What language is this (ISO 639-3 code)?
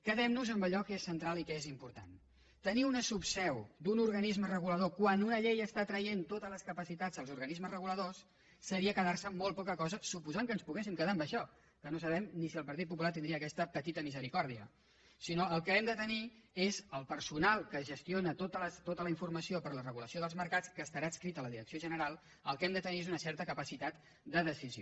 cat